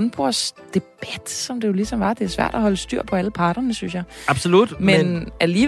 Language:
Danish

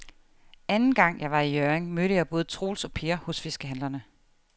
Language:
Danish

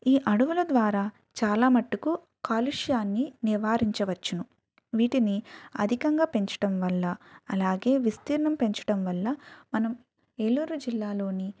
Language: Telugu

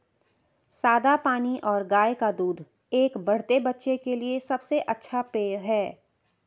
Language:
Hindi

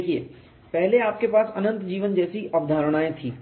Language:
Hindi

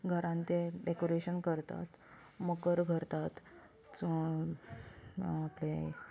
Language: Konkani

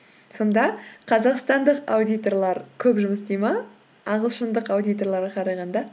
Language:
Kazakh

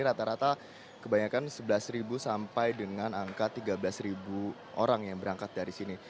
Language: Indonesian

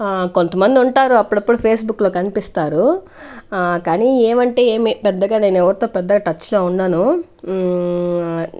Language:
Telugu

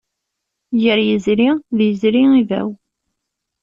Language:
Kabyle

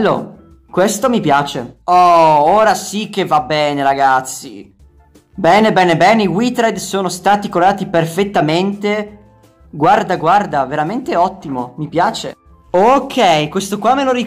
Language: Italian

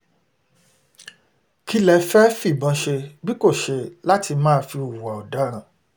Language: Yoruba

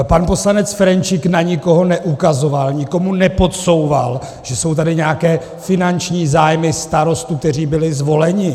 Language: Czech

